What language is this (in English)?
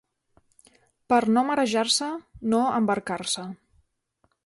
Catalan